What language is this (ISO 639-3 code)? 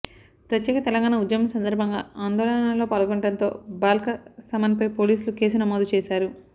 tel